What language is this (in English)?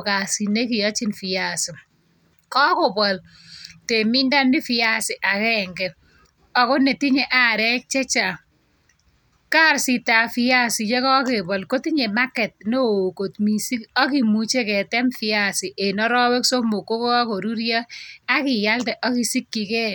Kalenjin